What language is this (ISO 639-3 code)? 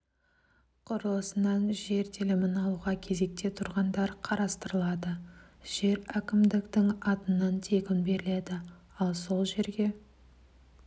kaz